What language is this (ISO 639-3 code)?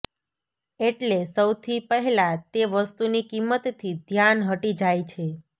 guj